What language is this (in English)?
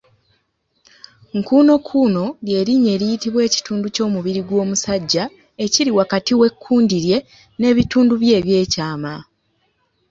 Ganda